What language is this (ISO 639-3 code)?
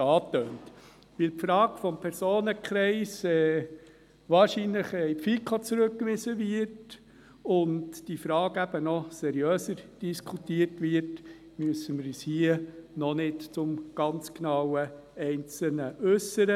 gsw